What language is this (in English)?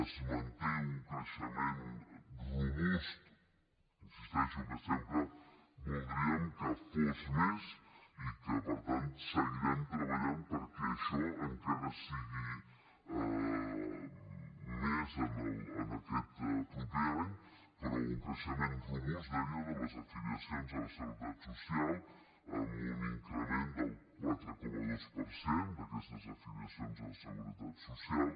Catalan